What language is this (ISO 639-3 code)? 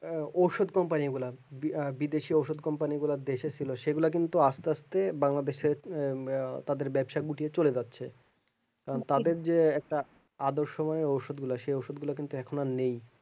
ben